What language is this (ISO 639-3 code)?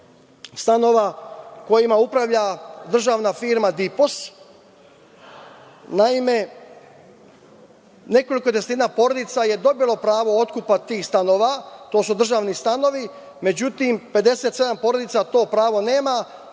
srp